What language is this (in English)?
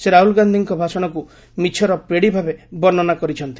Odia